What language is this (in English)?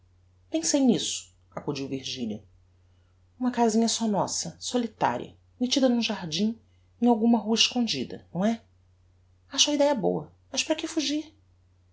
Portuguese